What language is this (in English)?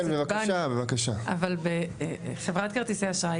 Hebrew